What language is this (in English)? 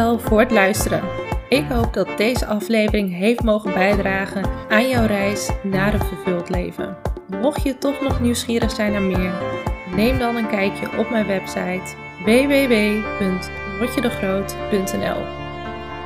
Dutch